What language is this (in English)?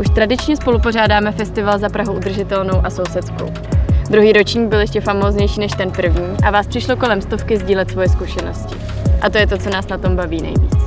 Czech